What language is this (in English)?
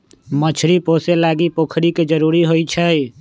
Magahi